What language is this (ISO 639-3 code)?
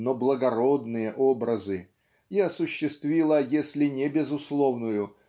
rus